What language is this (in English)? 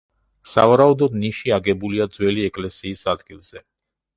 Georgian